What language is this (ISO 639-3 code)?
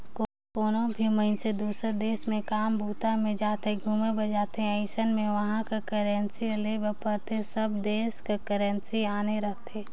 hne